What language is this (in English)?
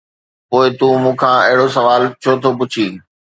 Sindhi